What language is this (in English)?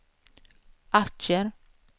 Swedish